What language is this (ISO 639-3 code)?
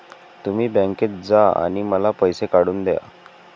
mar